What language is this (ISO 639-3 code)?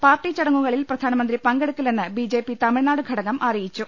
mal